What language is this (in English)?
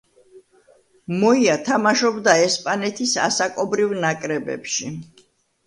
Georgian